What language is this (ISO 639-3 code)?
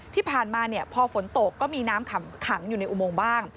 tha